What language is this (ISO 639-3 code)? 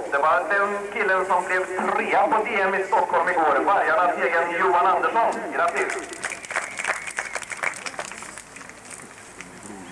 swe